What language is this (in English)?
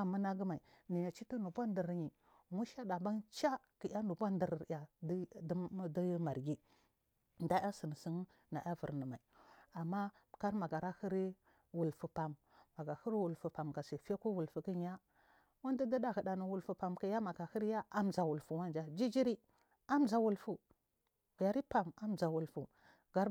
Marghi South